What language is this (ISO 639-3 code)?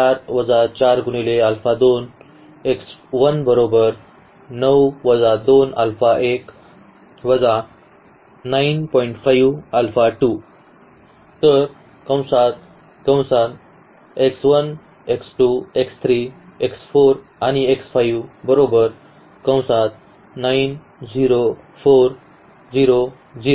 mar